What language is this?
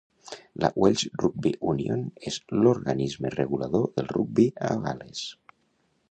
Catalan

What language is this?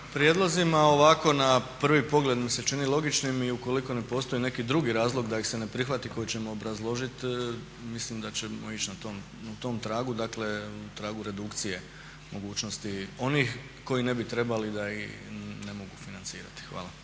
Croatian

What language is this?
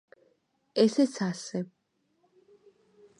Georgian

